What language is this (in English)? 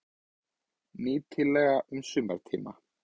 Icelandic